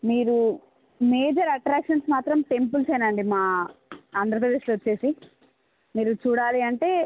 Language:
Telugu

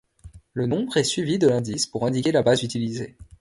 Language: French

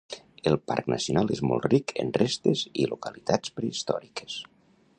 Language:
Catalan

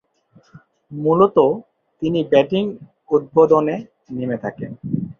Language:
Bangla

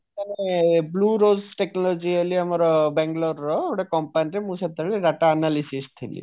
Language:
Odia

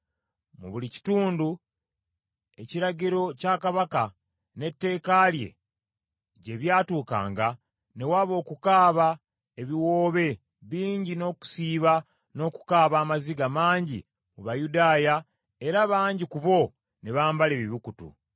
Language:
Ganda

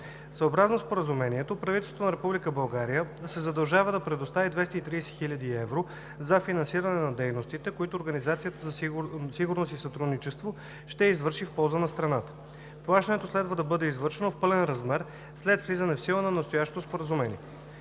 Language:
Bulgarian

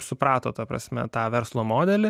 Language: Lithuanian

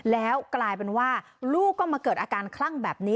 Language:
Thai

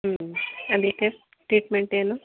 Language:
Kannada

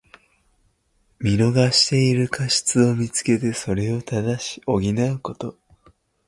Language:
Japanese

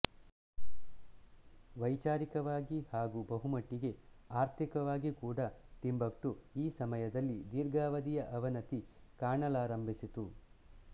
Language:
Kannada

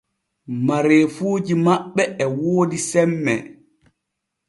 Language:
Borgu Fulfulde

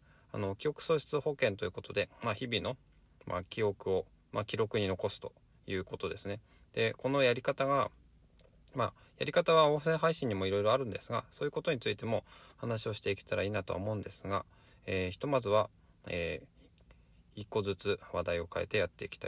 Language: Japanese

